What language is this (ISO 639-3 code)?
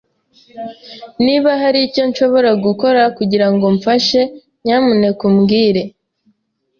kin